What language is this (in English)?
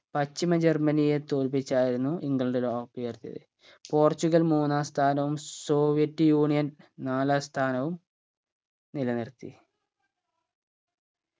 Malayalam